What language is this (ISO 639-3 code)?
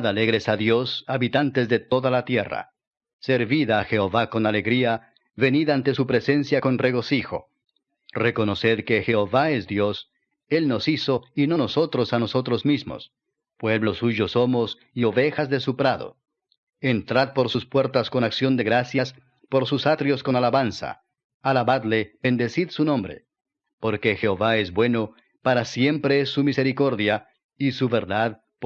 spa